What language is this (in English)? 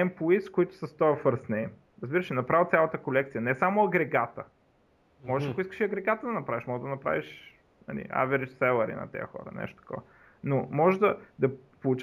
Bulgarian